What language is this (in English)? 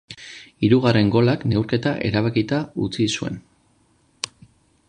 Basque